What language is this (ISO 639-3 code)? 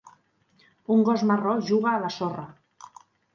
cat